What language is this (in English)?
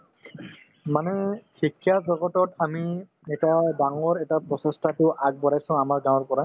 Assamese